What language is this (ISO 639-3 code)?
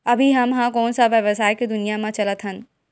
hne